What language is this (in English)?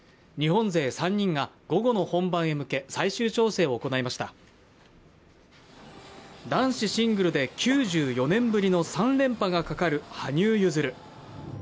Japanese